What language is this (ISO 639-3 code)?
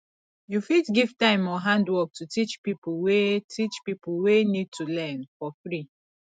pcm